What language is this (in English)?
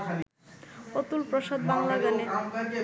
Bangla